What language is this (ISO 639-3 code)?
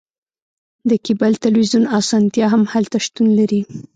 pus